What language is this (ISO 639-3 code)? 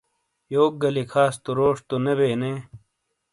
scl